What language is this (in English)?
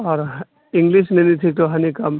Urdu